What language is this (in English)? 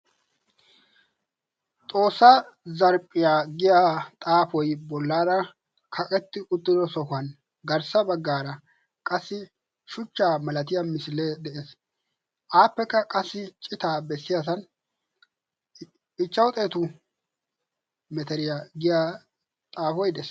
Wolaytta